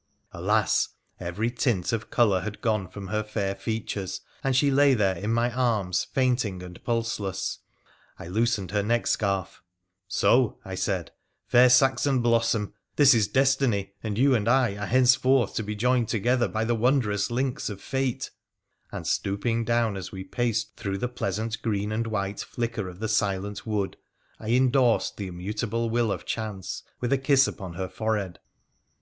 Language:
English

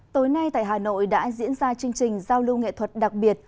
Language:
Vietnamese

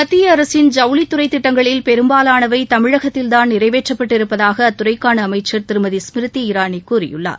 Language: Tamil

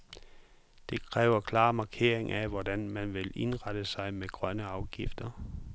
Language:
Danish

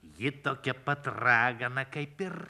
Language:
Lithuanian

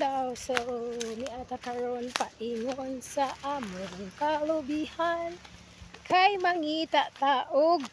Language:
Filipino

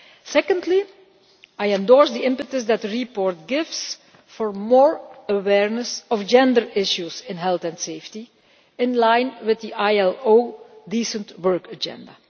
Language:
English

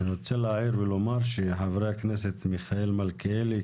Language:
Hebrew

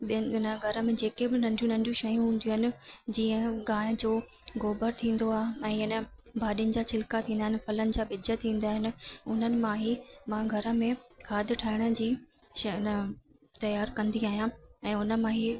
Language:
Sindhi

